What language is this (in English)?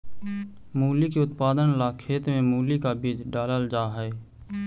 Magahi